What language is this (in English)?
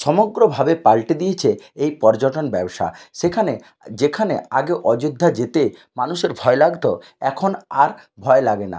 Bangla